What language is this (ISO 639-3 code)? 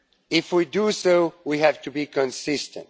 eng